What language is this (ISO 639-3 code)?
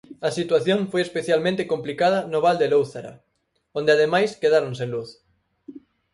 glg